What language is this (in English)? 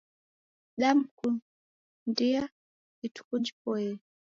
Taita